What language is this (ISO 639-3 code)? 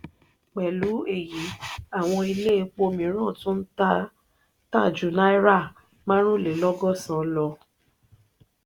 yor